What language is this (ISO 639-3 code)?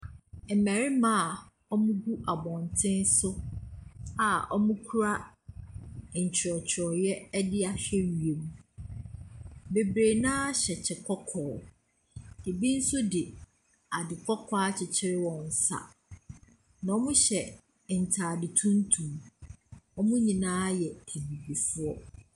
aka